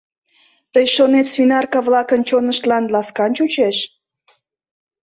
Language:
Mari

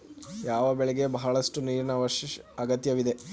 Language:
Kannada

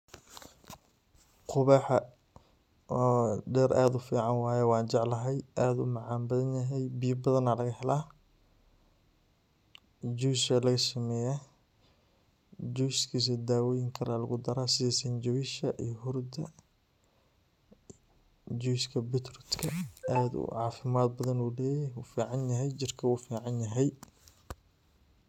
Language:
Somali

